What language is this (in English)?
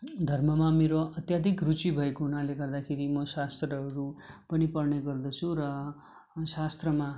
Nepali